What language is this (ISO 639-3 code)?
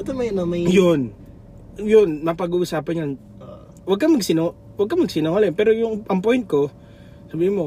fil